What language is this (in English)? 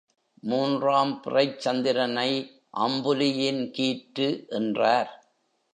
Tamil